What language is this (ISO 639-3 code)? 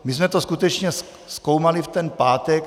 ces